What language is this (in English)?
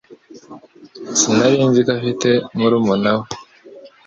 Kinyarwanda